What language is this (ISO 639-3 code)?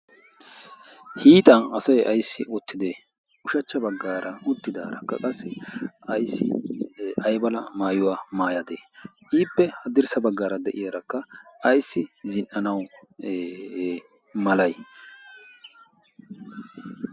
wal